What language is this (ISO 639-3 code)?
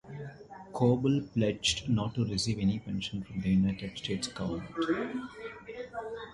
eng